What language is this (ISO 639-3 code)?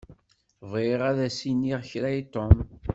kab